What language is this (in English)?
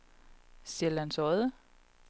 Danish